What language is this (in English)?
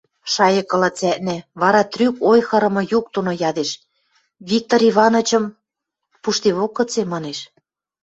Western Mari